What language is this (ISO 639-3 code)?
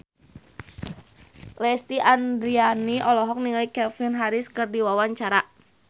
sun